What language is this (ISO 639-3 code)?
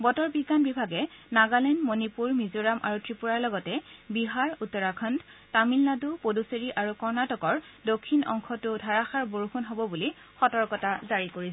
asm